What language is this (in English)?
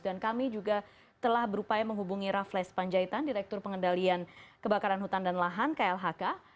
Indonesian